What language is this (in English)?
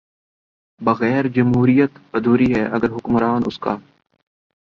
Urdu